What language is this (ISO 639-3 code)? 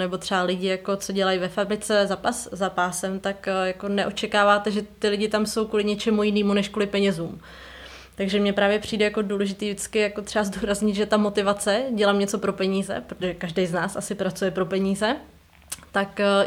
ces